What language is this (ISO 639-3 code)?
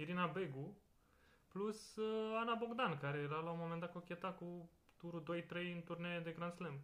ron